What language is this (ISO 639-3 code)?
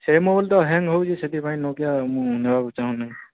ori